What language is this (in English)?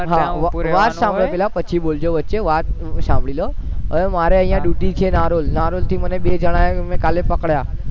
Gujarati